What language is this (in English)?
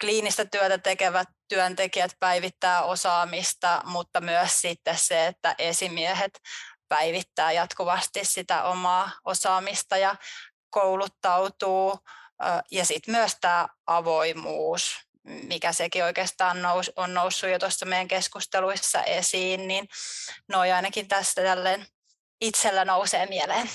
Finnish